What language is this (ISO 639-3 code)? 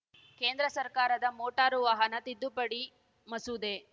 kan